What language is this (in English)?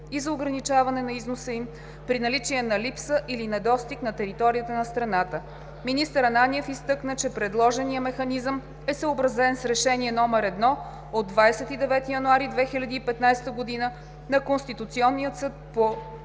Bulgarian